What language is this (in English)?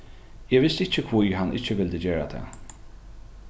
Faroese